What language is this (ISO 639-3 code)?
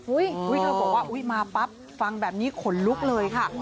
tha